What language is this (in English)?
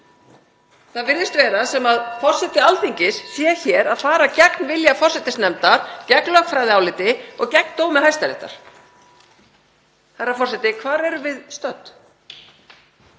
Icelandic